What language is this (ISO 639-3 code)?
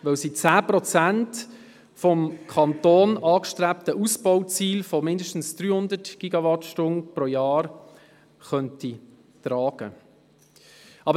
gsw